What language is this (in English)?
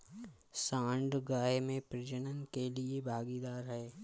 Hindi